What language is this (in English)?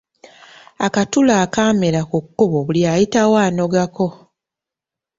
Ganda